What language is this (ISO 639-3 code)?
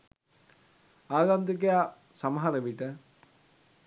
sin